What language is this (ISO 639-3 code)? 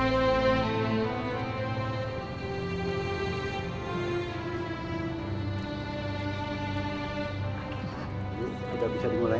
ind